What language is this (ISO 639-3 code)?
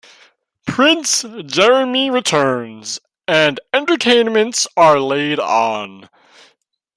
eng